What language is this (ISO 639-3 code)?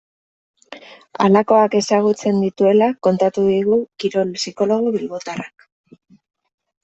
eus